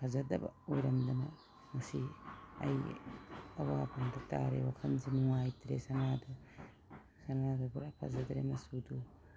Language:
Manipuri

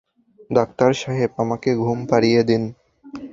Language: Bangla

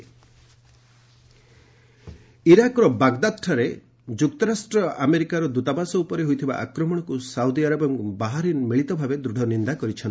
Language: Odia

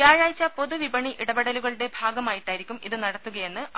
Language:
Malayalam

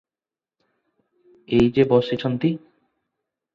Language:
Odia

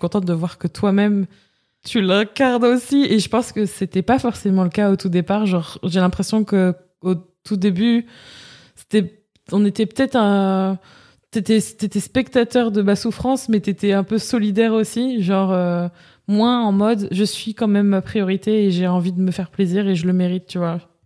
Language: French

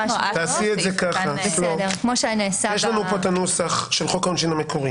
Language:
Hebrew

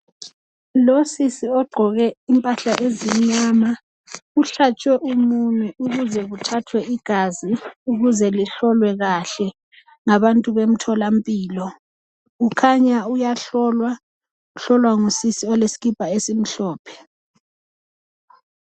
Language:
North Ndebele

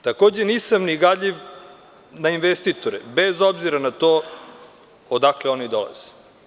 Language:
Serbian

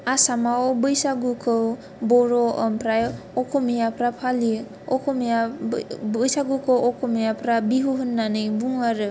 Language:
Bodo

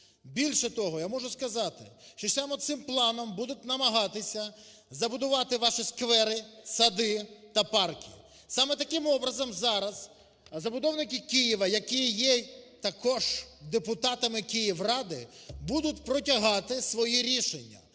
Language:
Ukrainian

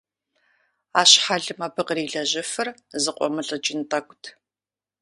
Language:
Kabardian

